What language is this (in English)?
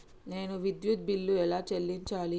Telugu